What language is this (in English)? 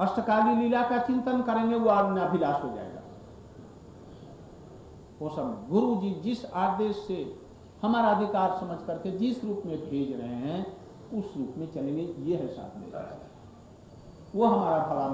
Hindi